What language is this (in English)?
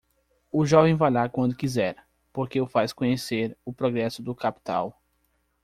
Portuguese